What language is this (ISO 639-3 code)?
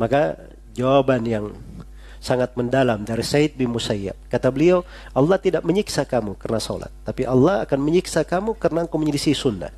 ind